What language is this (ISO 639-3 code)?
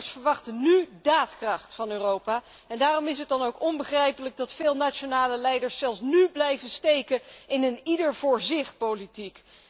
nld